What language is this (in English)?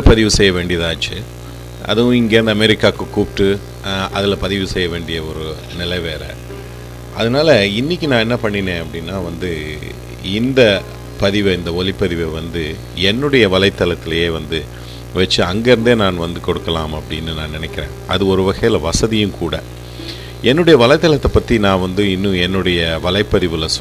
Tamil